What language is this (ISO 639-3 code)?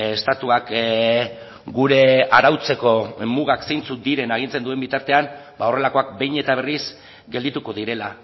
eus